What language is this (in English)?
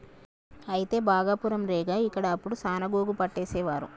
Telugu